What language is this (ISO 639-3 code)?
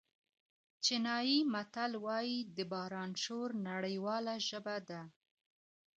pus